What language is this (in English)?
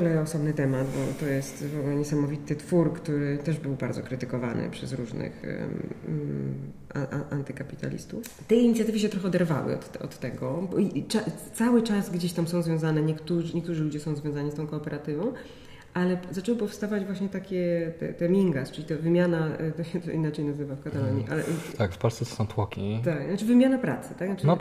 Polish